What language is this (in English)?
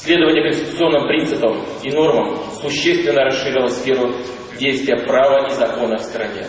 Russian